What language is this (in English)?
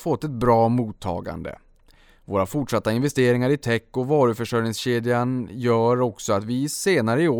Swedish